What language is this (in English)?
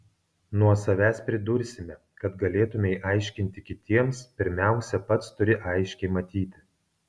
Lithuanian